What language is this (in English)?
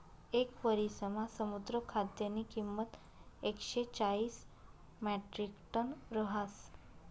Marathi